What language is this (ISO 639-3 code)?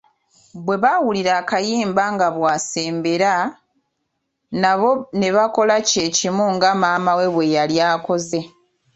lug